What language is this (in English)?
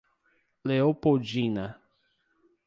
Portuguese